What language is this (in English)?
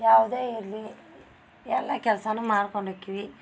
Kannada